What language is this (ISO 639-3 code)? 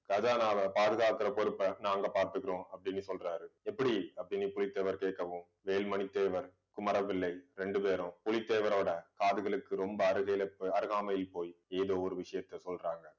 tam